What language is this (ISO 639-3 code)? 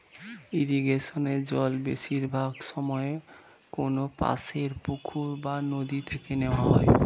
ben